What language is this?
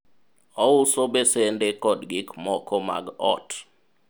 Luo (Kenya and Tanzania)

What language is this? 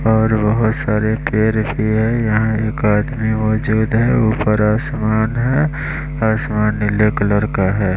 Hindi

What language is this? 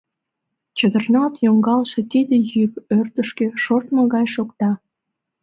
Mari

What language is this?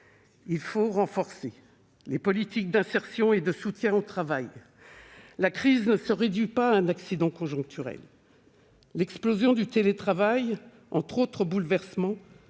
French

